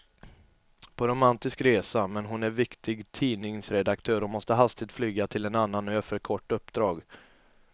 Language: Swedish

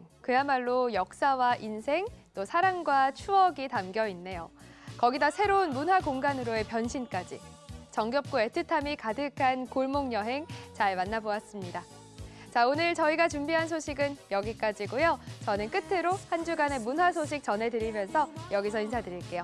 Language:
Korean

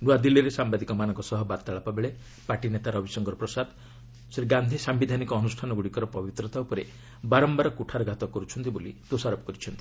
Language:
Odia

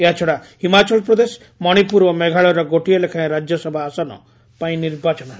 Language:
Odia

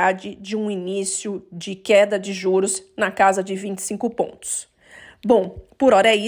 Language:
Portuguese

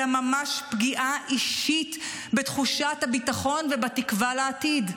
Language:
Hebrew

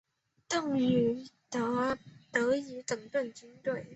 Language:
Chinese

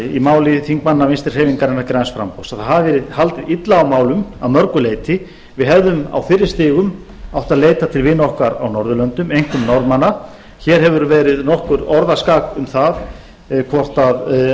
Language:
Icelandic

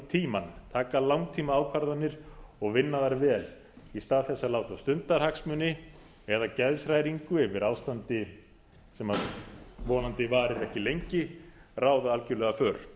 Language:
Icelandic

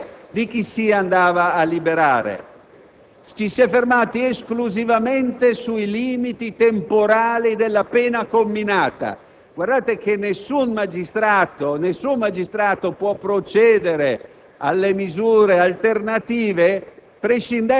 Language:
Italian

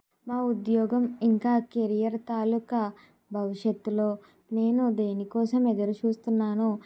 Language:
Telugu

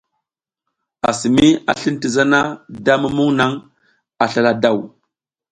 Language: South Giziga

